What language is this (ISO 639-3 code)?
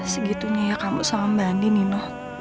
ind